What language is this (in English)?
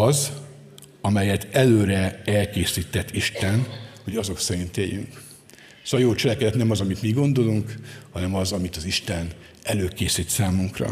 Hungarian